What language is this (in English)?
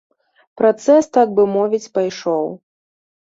Belarusian